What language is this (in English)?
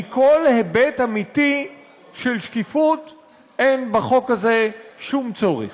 Hebrew